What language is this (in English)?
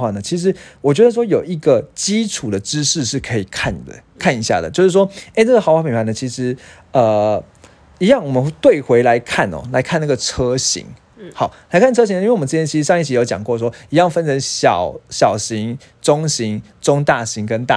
Chinese